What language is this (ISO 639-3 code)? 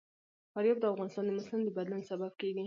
pus